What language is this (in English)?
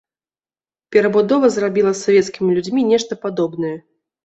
Belarusian